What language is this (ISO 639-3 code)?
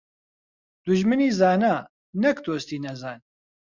ckb